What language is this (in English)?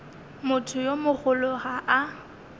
Northern Sotho